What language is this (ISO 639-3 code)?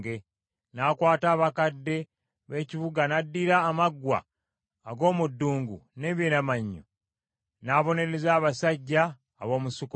lug